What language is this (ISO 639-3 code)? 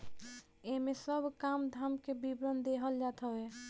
bho